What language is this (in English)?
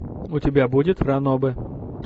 Russian